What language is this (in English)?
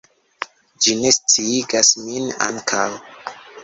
Esperanto